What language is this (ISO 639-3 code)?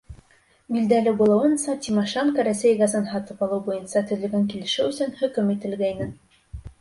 bak